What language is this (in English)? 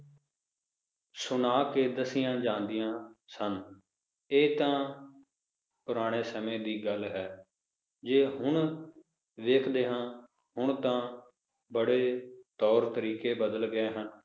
Punjabi